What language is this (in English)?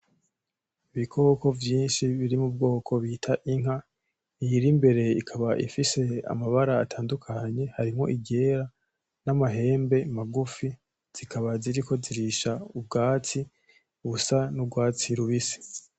Rundi